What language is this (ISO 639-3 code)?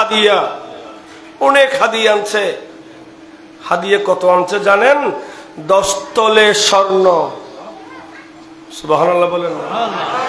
ara